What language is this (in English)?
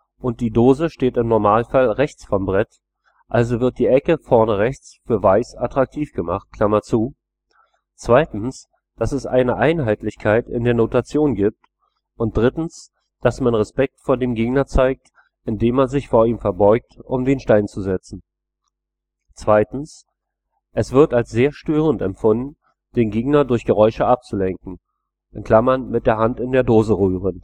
German